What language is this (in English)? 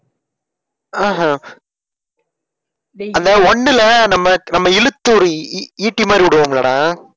Tamil